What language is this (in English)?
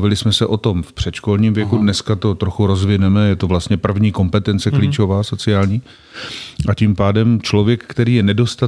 Czech